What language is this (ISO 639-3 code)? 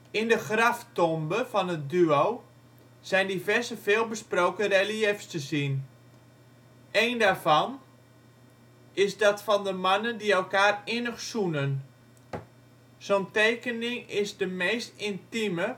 nld